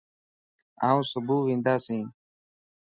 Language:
Lasi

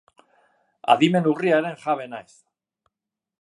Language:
Basque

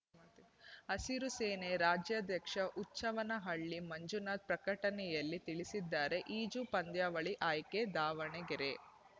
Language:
Kannada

